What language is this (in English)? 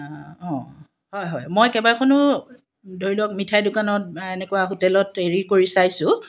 Assamese